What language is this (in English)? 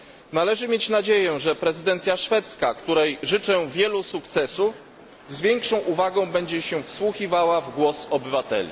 Polish